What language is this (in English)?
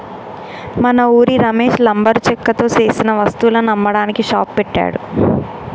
Telugu